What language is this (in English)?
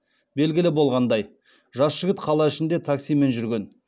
Kazakh